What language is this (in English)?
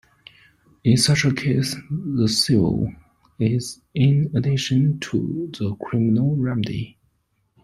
English